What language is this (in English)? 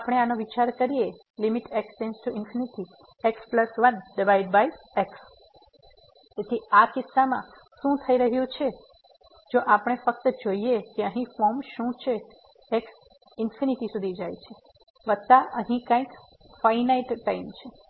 Gujarati